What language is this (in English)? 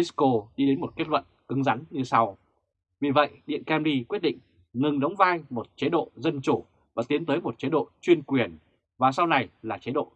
Vietnamese